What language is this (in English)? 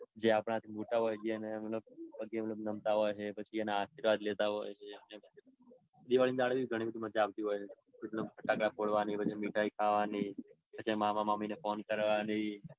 Gujarati